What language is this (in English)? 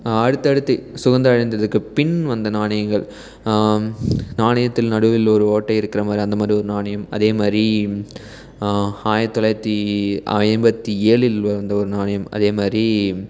Tamil